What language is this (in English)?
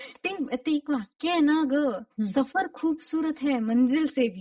Marathi